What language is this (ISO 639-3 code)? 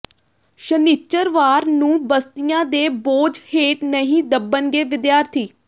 pan